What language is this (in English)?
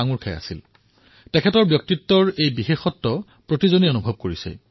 Assamese